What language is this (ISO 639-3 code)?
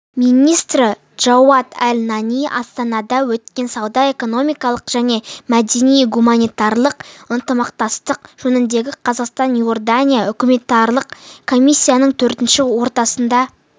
kaz